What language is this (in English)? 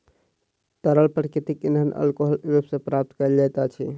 Maithili